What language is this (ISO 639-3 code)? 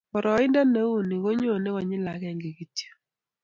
kln